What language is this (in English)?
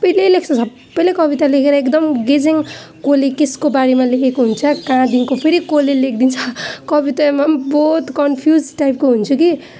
Nepali